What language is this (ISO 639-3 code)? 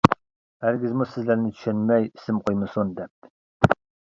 uig